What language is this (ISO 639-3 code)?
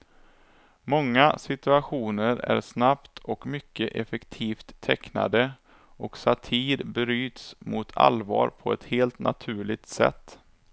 swe